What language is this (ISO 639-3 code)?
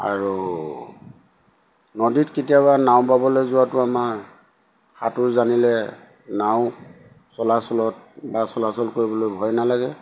asm